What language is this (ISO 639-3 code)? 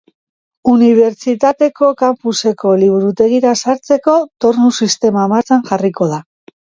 eus